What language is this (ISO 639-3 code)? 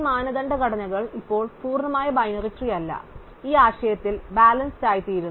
mal